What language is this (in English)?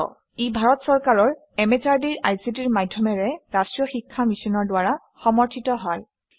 Assamese